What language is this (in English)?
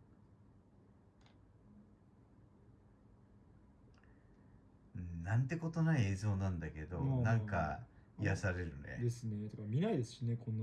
Japanese